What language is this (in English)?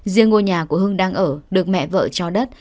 Vietnamese